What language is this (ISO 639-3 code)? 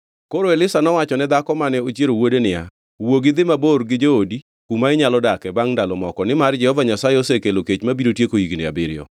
luo